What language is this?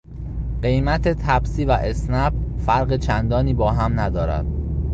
Persian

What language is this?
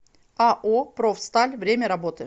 Russian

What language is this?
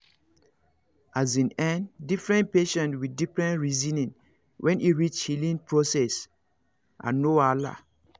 Nigerian Pidgin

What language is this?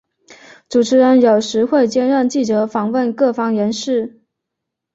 Chinese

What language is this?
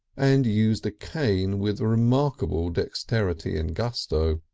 English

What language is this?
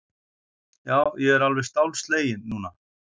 Icelandic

